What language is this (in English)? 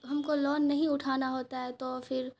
Urdu